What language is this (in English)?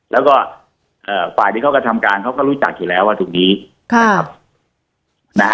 Thai